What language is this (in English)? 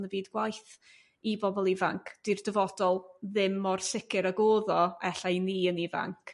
Welsh